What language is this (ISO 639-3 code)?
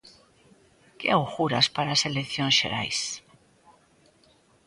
glg